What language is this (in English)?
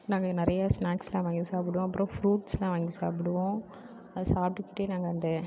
Tamil